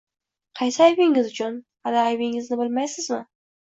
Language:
Uzbek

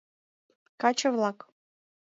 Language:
Mari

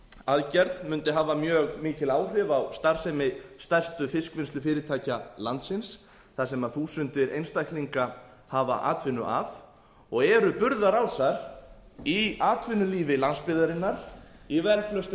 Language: Icelandic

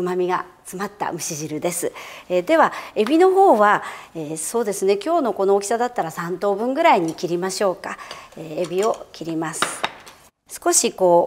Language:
Japanese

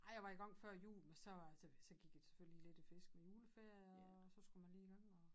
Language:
Danish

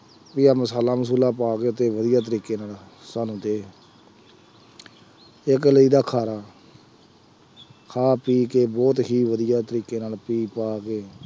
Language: Punjabi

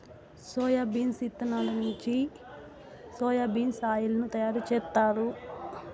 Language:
Telugu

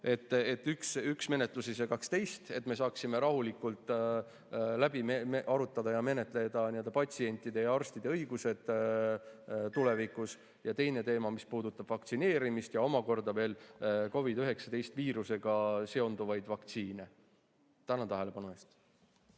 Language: Estonian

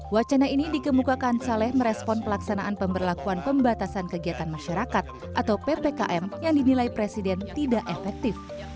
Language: Indonesian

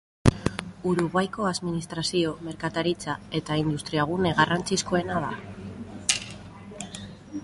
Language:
Basque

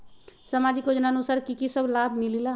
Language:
Magahi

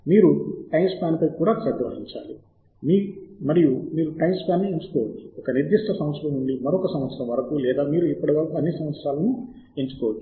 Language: Telugu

